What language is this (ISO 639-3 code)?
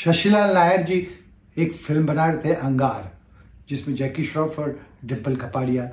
hin